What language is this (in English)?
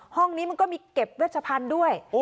Thai